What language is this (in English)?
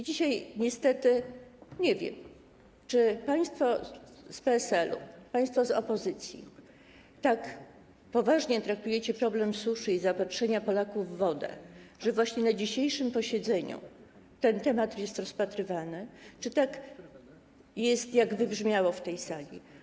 Polish